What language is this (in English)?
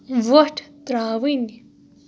Kashmiri